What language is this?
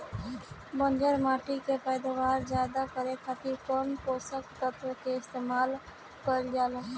Bhojpuri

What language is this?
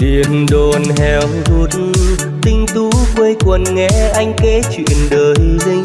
Vietnamese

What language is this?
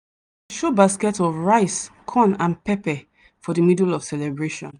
Nigerian Pidgin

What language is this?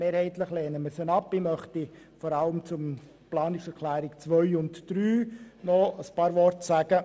Swiss German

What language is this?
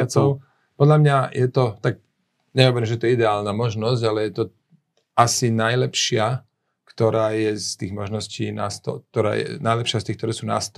Slovak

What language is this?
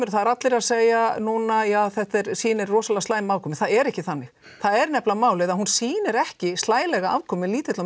Icelandic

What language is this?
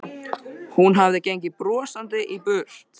Icelandic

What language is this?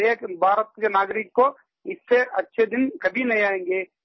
Hindi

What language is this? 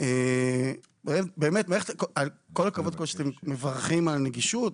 Hebrew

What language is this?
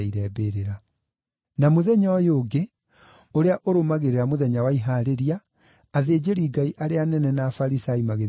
Kikuyu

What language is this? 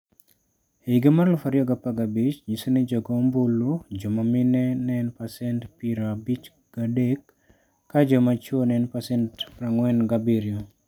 Luo (Kenya and Tanzania)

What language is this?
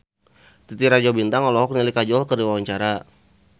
Sundanese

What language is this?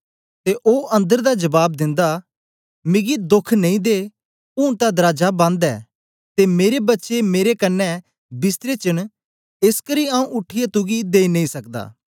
Dogri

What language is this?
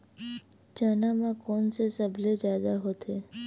Chhattisgarhi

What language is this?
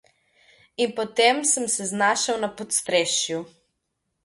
Slovenian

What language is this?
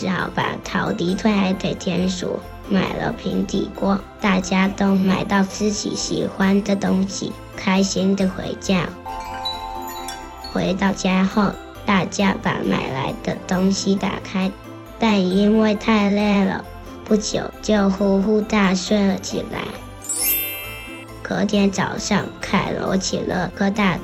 Chinese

